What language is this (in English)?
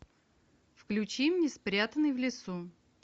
Russian